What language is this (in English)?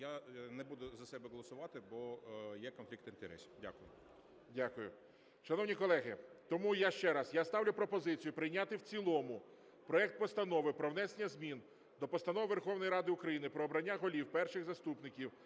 Ukrainian